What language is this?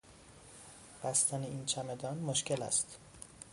Persian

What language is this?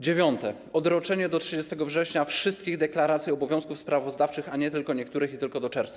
Polish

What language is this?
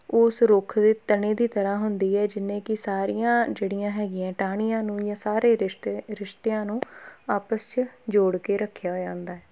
Punjabi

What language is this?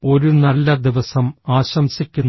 Malayalam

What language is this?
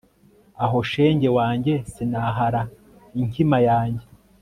Kinyarwanda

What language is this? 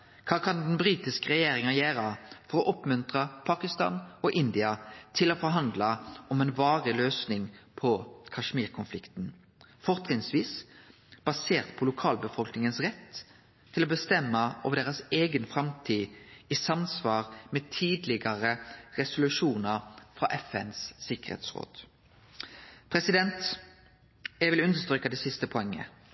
Norwegian Nynorsk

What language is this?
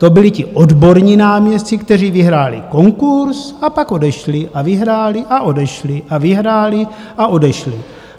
Czech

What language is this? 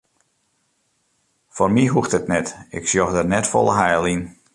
Western Frisian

